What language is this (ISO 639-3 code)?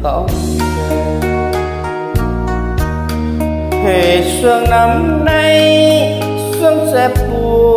vie